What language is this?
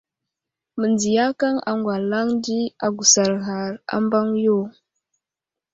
Wuzlam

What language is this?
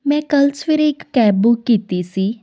Punjabi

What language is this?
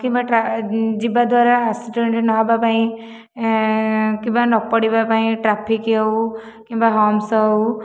Odia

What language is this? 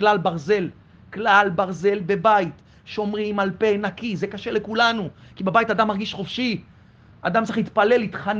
Hebrew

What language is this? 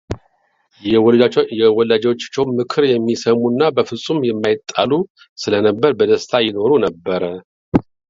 Amharic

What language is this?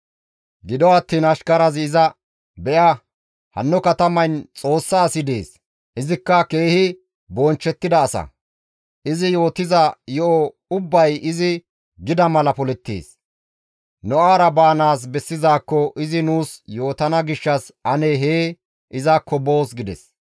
Gamo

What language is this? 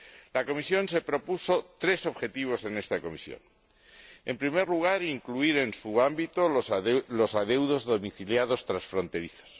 Spanish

